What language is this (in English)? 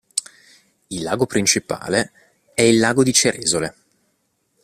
Italian